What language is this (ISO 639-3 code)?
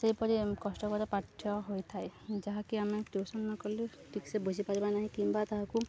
ori